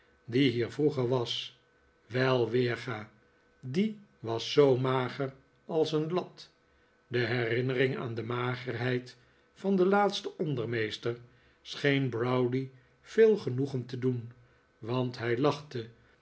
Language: Dutch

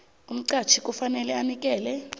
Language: South Ndebele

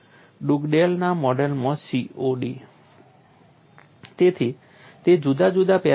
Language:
Gujarati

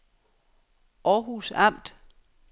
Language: Danish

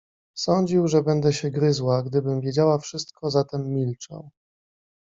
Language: Polish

